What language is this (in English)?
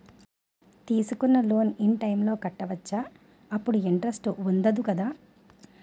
Telugu